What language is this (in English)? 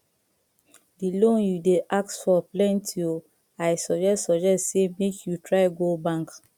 Nigerian Pidgin